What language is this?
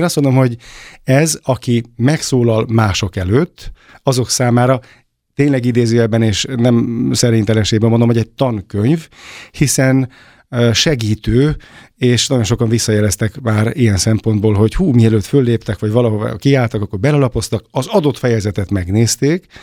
Hungarian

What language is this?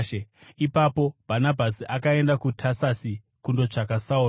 Shona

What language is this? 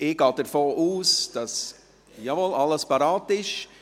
Swiss German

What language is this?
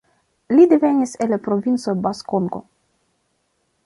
Esperanto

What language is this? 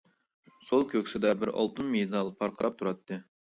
Uyghur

